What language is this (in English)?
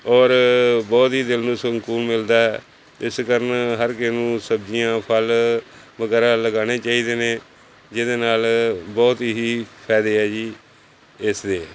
Punjabi